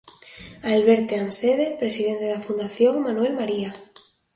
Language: Galician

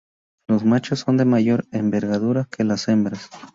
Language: Spanish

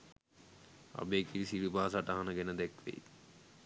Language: Sinhala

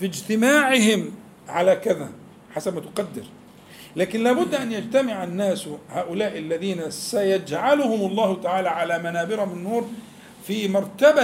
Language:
Arabic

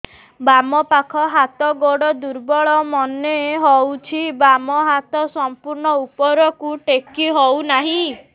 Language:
Odia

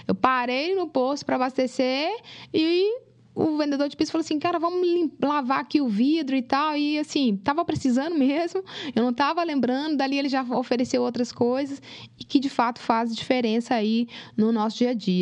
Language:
Portuguese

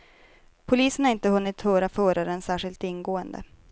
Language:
Swedish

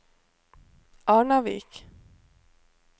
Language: Norwegian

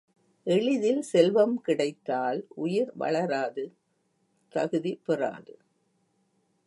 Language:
Tamil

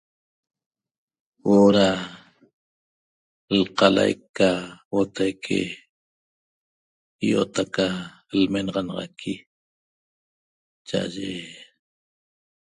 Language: Toba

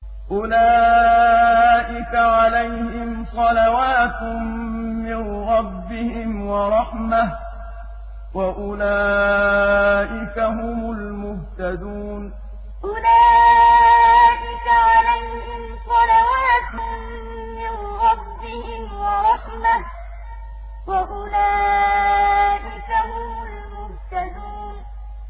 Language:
Arabic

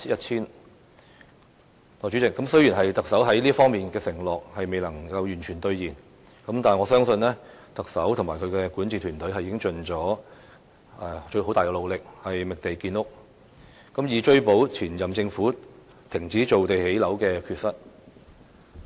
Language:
Cantonese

